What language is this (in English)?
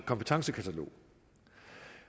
Danish